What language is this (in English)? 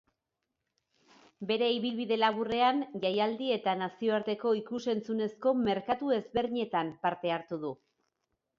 Basque